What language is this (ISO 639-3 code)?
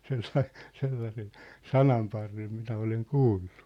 fin